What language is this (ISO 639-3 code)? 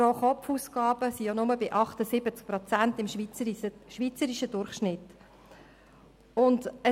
gsw